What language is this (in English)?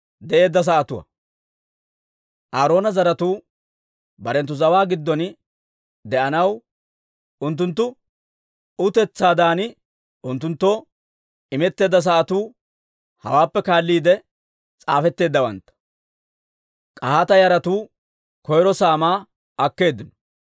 Dawro